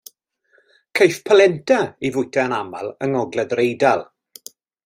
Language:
Welsh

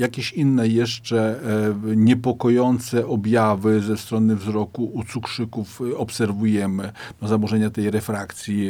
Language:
Polish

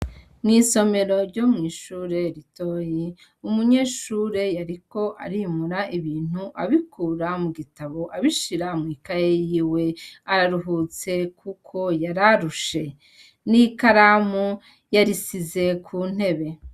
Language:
Rundi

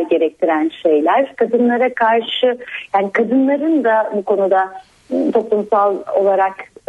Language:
Turkish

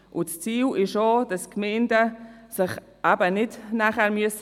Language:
Swiss German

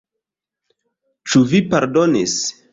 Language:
Esperanto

